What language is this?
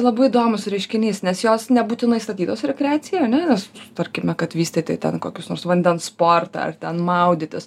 Lithuanian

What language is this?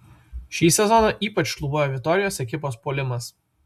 Lithuanian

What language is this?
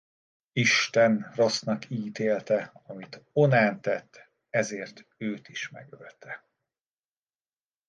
Hungarian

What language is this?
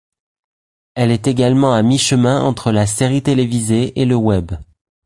French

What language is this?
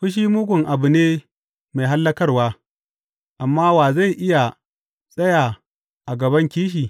Hausa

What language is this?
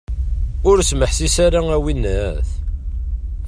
Kabyle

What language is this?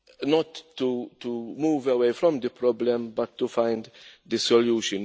English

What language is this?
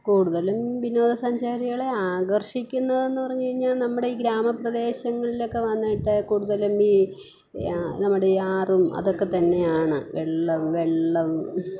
Malayalam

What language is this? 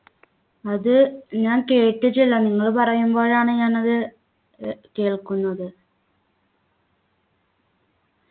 Malayalam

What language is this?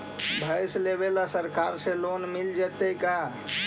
Magahi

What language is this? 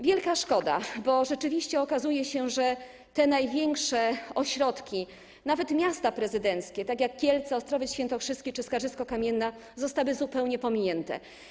Polish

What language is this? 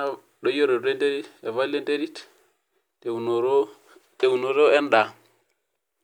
Masai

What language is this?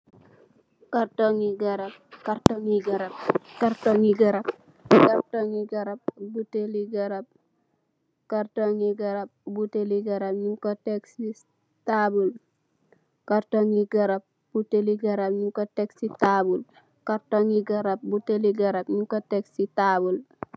Wolof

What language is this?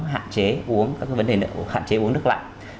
Vietnamese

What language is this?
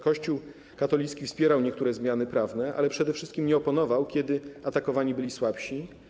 Polish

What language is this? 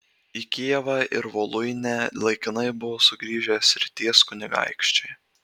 Lithuanian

